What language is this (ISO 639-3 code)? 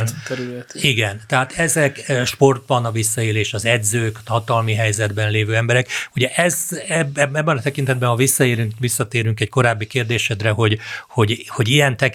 hun